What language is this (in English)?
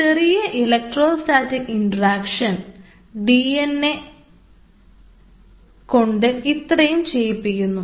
Malayalam